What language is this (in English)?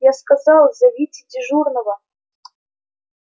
Russian